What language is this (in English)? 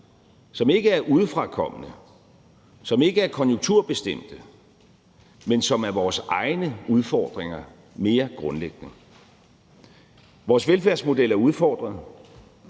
Danish